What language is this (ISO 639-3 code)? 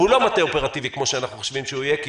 heb